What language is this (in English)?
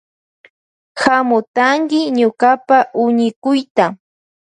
Loja Highland Quichua